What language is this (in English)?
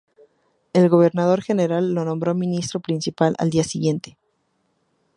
Spanish